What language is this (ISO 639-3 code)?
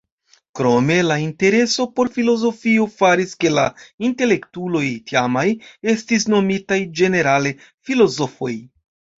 epo